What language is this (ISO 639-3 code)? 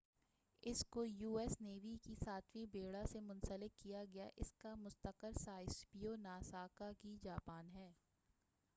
urd